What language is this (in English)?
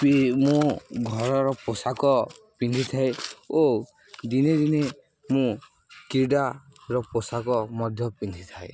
Odia